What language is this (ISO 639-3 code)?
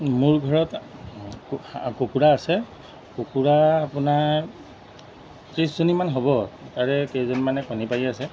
asm